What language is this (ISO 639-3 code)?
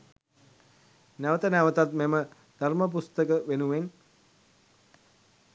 sin